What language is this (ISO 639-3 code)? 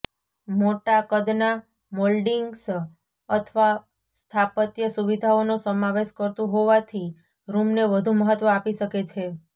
guj